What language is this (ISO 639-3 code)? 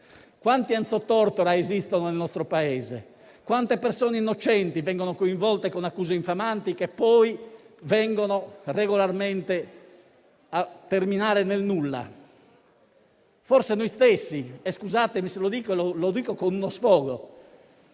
ita